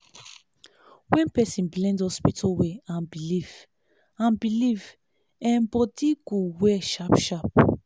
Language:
Nigerian Pidgin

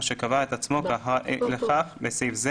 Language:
Hebrew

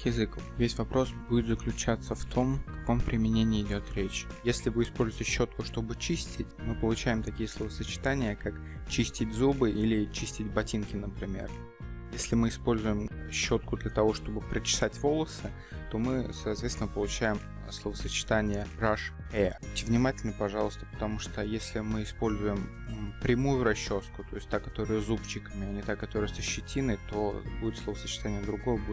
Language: Russian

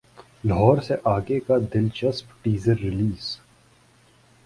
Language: Urdu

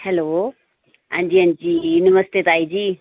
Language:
Dogri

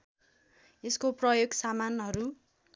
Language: Nepali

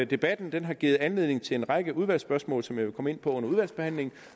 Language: Danish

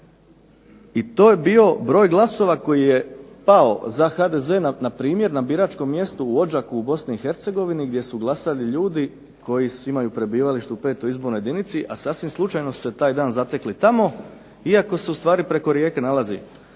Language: Croatian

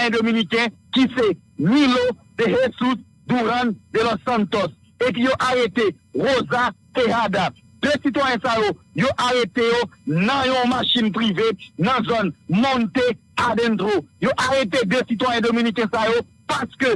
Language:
French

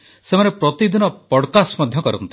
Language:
Odia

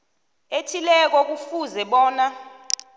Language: South Ndebele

